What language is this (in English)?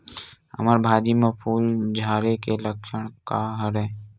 Chhattisgarhi